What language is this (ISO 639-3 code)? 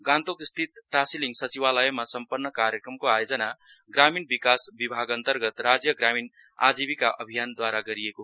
nep